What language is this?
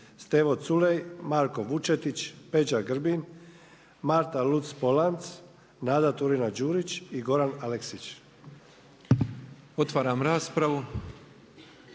Croatian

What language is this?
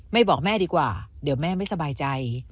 Thai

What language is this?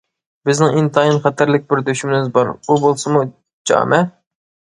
Uyghur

